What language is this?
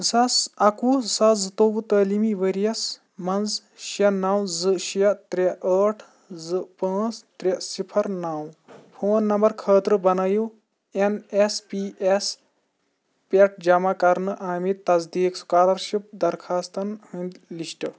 Kashmiri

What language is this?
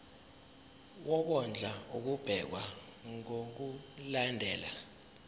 Zulu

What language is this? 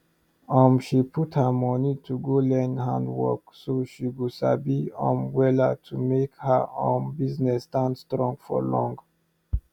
Nigerian Pidgin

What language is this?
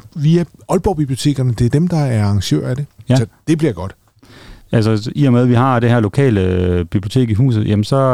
Danish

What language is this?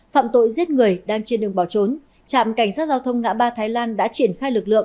Vietnamese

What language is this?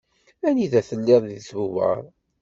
Kabyle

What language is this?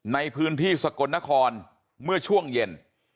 Thai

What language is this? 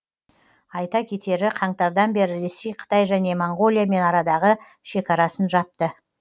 Kazakh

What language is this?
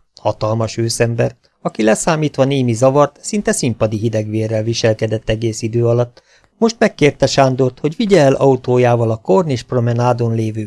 Hungarian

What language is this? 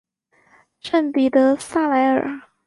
Chinese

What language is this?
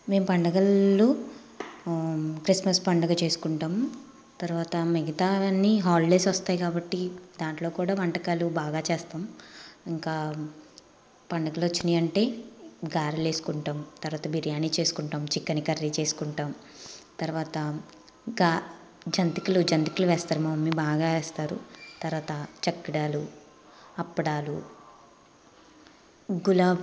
Telugu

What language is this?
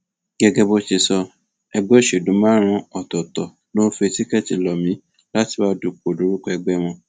Yoruba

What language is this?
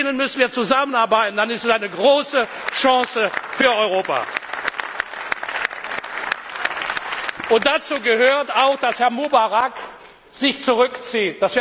German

